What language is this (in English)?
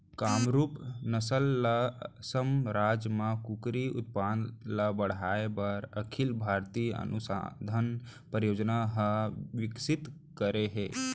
Chhattisgarhi